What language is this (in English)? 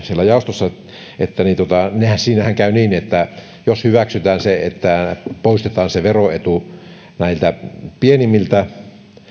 Finnish